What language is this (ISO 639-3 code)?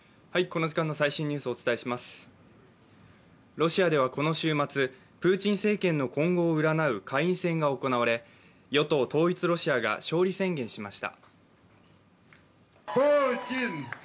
jpn